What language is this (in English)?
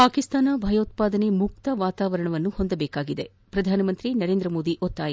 Kannada